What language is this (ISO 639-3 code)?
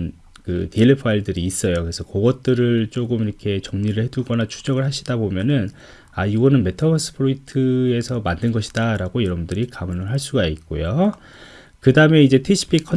kor